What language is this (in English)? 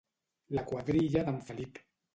Catalan